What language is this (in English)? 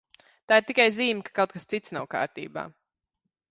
Latvian